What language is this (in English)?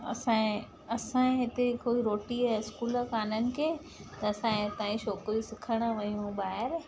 Sindhi